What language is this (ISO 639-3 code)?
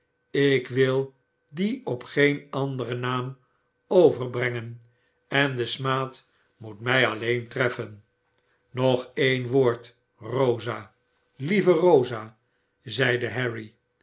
nld